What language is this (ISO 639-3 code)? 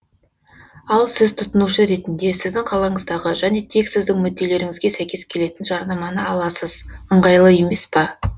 kaz